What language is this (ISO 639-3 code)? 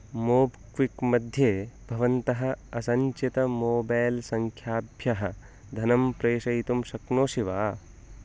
san